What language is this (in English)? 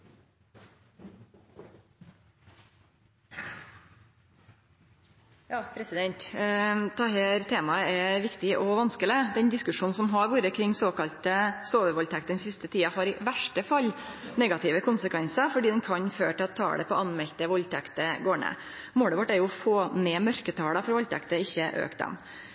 Norwegian Nynorsk